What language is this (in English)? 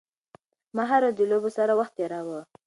Pashto